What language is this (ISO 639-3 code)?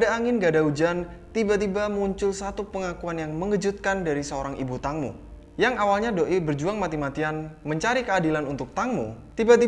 ind